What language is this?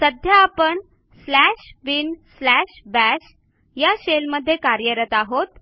Marathi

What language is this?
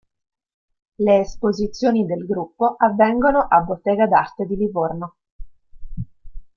Italian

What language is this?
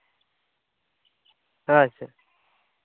Santali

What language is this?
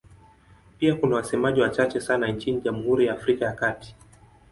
Swahili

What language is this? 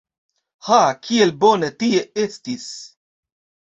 Esperanto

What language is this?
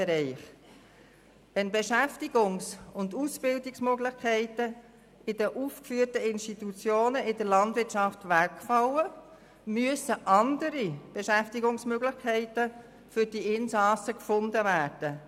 Swiss German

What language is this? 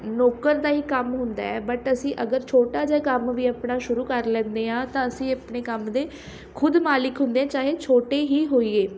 Punjabi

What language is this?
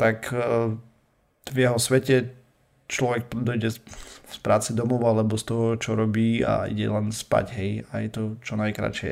Slovak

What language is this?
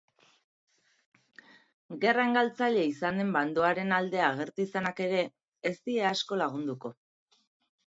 Basque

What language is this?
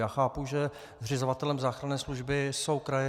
Czech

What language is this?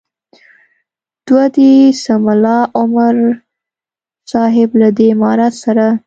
Pashto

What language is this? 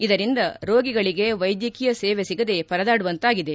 Kannada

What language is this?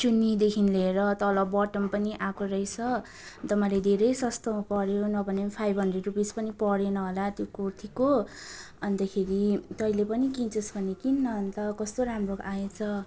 Nepali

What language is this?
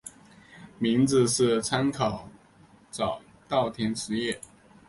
Chinese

